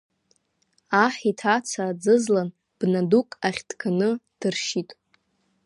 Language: Abkhazian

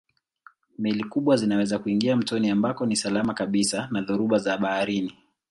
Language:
Swahili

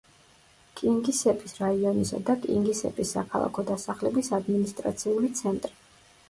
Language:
Georgian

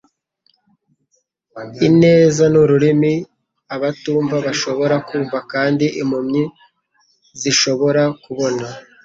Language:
Kinyarwanda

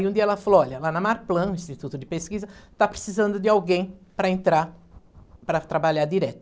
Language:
Portuguese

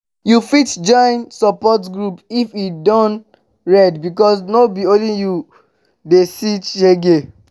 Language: Nigerian Pidgin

